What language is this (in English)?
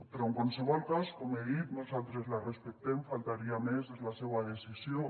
Catalan